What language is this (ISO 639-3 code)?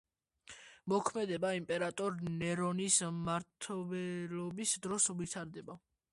kat